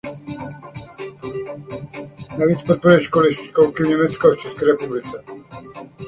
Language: Czech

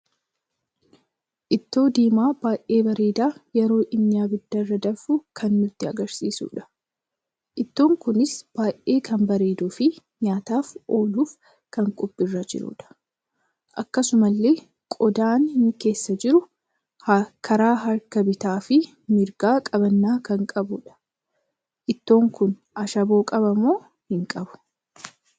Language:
Oromo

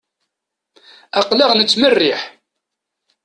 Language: Kabyle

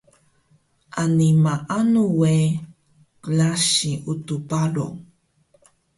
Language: Taroko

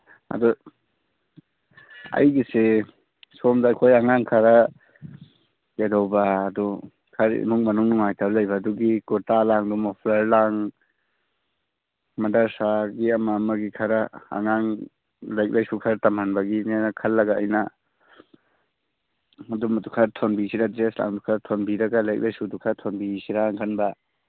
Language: Manipuri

